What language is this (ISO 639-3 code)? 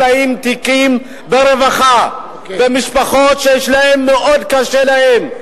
heb